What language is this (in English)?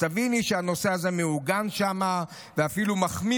Hebrew